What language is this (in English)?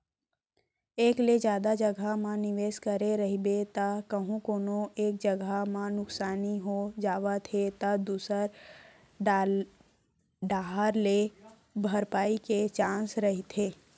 Chhattisgarhi